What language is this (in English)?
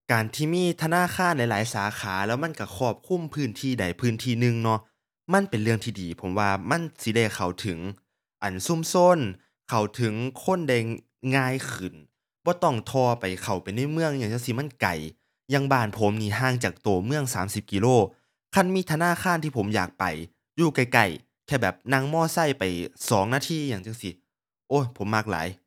Thai